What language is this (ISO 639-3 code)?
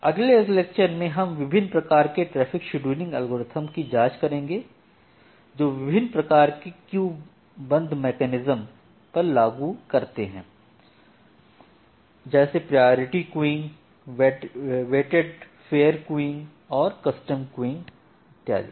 hin